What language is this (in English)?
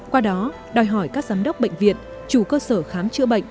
Vietnamese